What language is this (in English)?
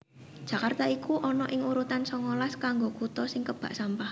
Javanese